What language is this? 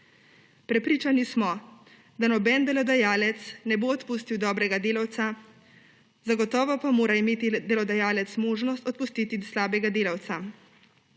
Slovenian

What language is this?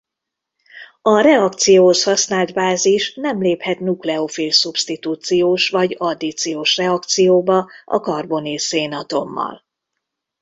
Hungarian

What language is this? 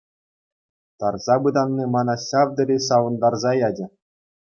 Chuvash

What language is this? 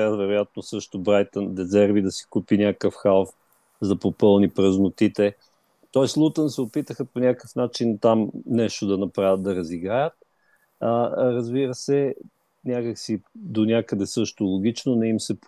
Bulgarian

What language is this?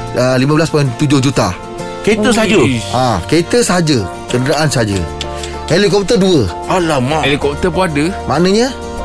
Malay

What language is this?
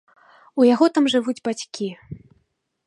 Belarusian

